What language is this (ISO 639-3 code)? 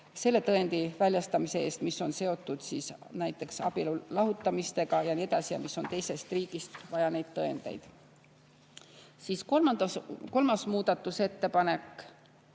est